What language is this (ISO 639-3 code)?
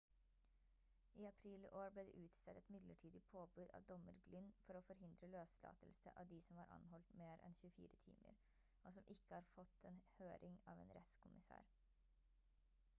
nob